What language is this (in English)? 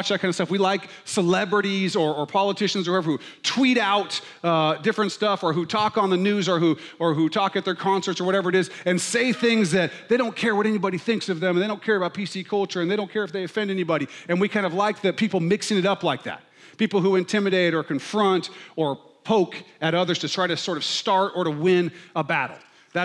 English